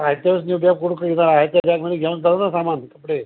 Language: Marathi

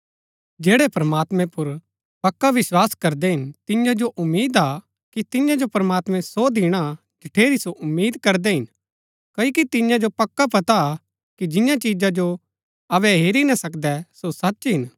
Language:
Gaddi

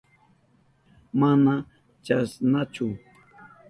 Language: Southern Pastaza Quechua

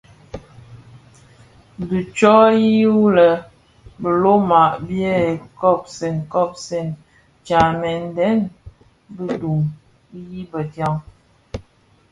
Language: Bafia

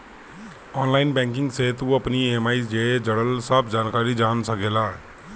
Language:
Bhojpuri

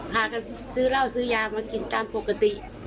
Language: Thai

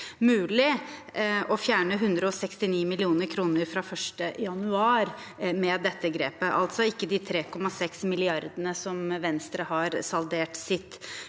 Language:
Norwegian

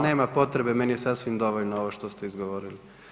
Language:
Croatian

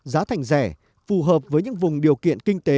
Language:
Vietnamese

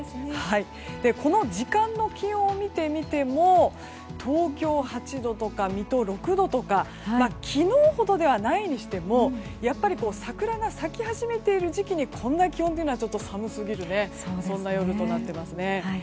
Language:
Japanese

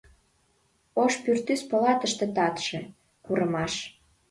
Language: Mari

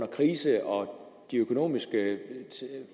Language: Danish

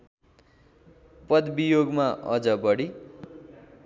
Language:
Nepali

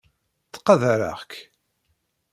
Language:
Kabyle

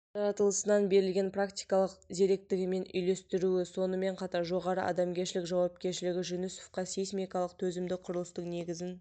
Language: Kazakh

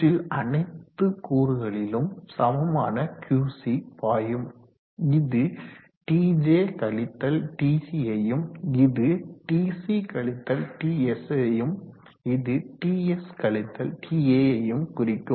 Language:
Tamil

